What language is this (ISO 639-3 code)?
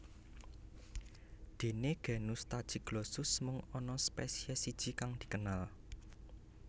jav